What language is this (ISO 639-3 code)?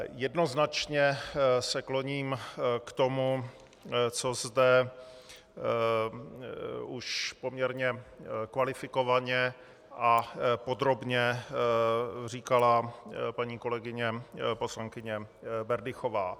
ces